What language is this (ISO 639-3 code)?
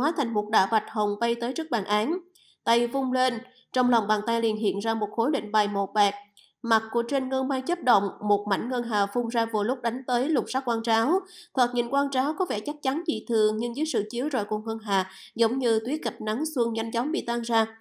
vie